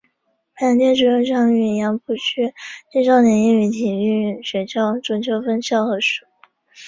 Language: Chinese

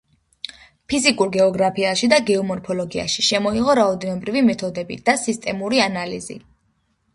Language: Georgian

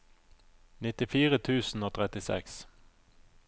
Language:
Norwegian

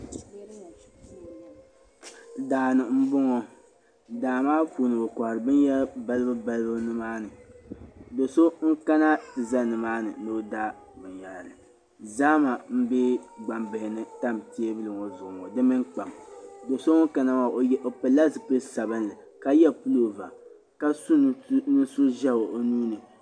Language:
Dagbani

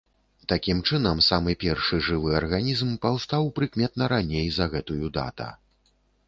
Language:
Belarusian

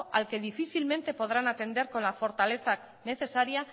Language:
Spanish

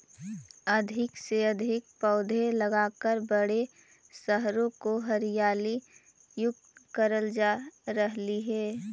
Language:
Magahi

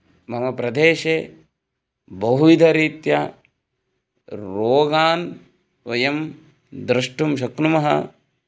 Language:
Sanskrit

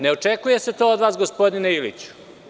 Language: Serbian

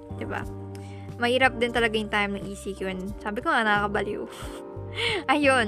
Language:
Filipino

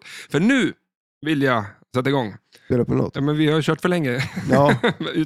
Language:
Swedish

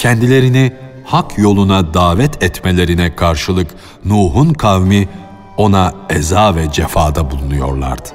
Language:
Turkish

